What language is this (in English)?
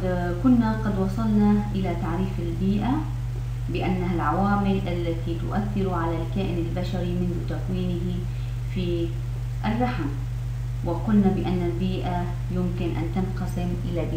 Arabic